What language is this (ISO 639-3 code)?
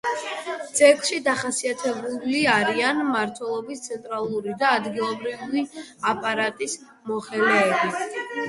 kat